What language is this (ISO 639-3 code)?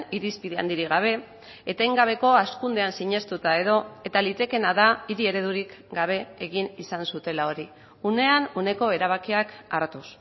eus